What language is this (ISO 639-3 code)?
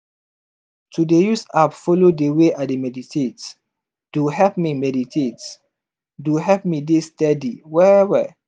pcm